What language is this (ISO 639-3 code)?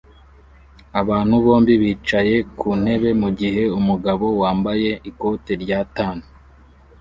kin